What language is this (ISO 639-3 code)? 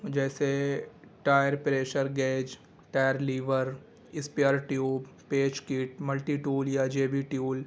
urd